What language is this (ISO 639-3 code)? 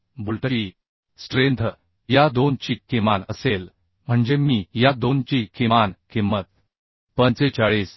mar